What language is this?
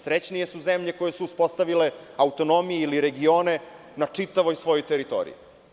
Serbian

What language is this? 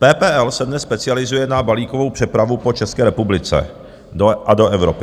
Czech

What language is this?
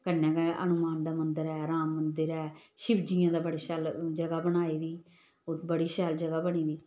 Dogri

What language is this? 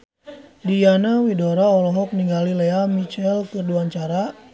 Sundanese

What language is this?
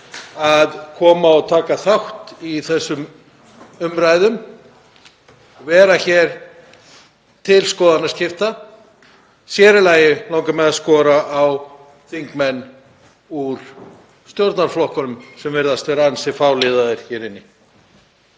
Icelandic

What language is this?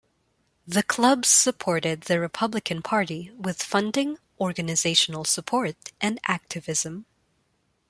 English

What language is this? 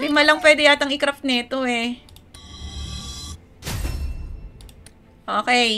Filipino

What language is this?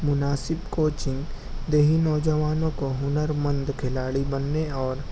Urdu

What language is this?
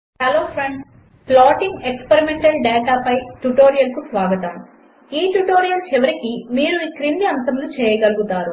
Telugu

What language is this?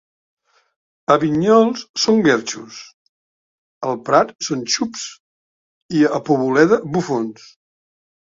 Catalan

